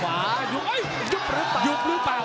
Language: Thai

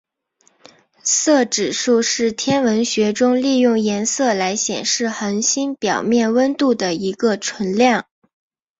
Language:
Chinese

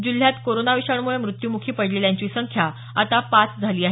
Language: Marathi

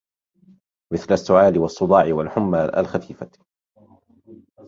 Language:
Arabic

